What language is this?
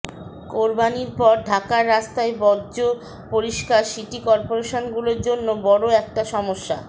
Bangla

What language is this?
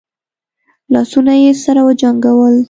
Pashto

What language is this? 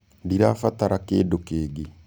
Kikuyu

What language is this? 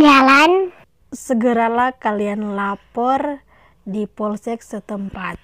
Indonesian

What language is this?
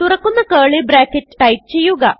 Malayalam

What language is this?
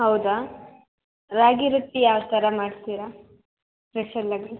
Kannada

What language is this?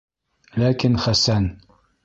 Bashkir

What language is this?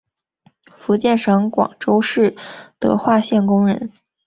Chinese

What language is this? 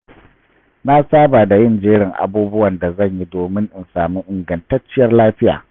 Hausa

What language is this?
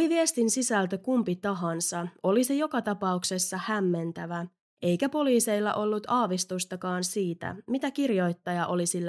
Finnish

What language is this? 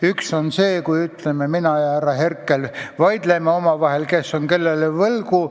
Estonian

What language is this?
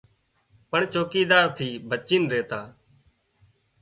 Wadiyara Koli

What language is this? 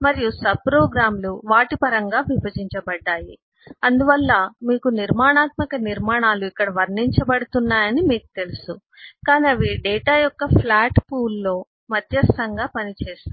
Telugu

